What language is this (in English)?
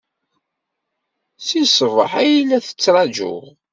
Kabyle